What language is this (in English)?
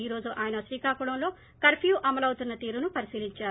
Telugu